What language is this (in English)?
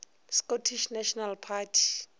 Northern Sotho